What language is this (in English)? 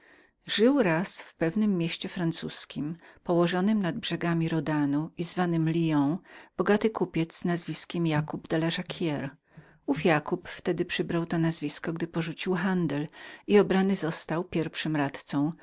Polish